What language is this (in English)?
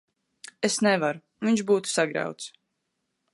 Latvian